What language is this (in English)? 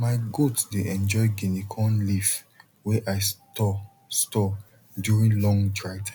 Nigerian Pidgin